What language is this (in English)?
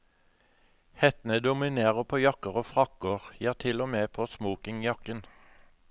Norwegian